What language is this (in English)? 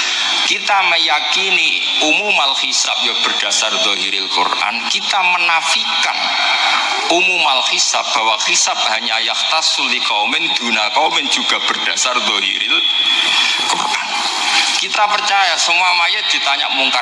Indonesian